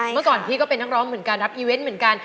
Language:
Thai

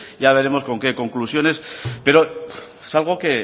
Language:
Spanish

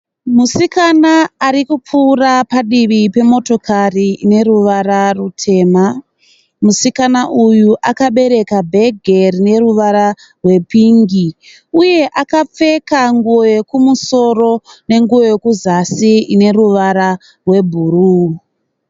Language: Shona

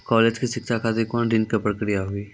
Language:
Maithili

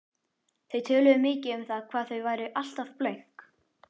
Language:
Icelandic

